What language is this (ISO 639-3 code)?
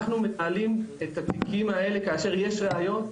heb